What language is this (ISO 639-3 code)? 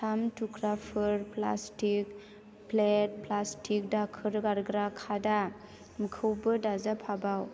brx